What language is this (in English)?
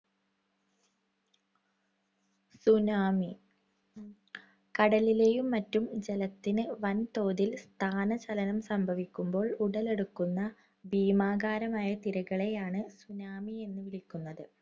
Malayalam